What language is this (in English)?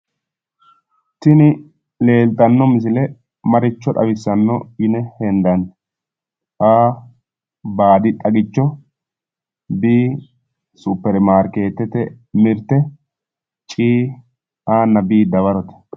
Sidamo